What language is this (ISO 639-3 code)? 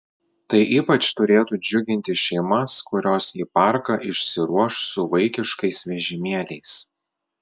lit